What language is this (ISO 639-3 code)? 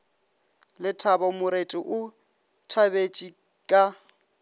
nso